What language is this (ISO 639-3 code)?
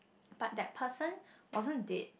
eng